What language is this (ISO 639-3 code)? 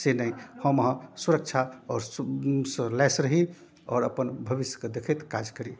mai